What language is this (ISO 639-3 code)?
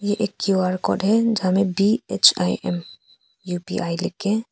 hin